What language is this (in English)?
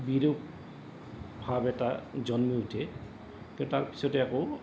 Assamese